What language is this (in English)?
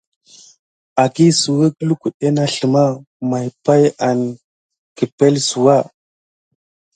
Gidar